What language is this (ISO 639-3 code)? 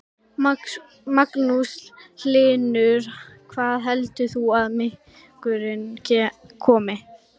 isl